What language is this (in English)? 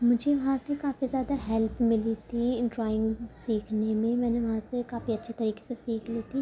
Urdu